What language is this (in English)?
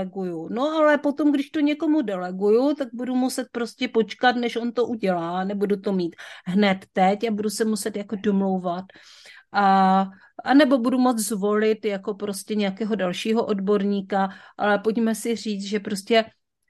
Czech